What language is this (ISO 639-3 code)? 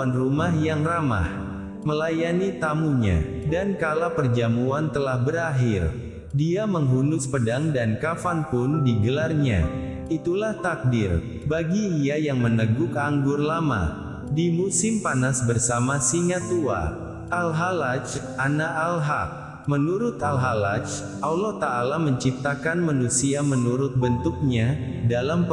ind